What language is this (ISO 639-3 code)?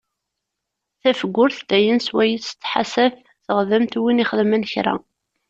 kab